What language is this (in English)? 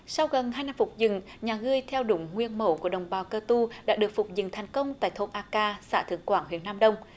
Vietnamese